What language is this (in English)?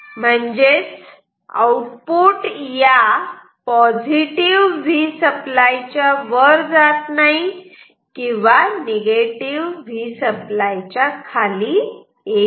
Marathi